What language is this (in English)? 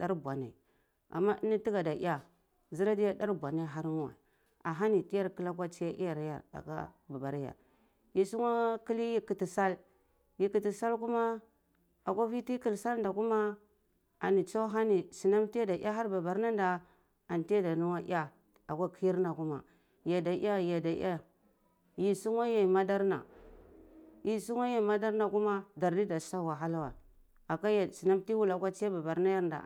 Cibak